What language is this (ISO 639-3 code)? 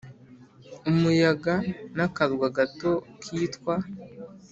kin